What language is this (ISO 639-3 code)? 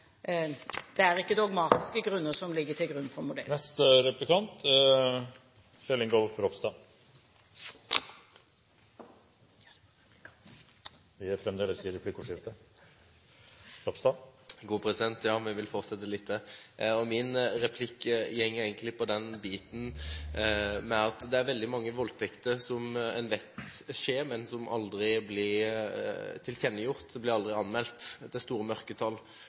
nob